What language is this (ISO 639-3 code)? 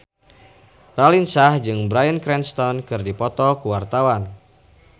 sun